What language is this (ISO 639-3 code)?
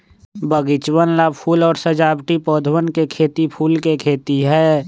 mag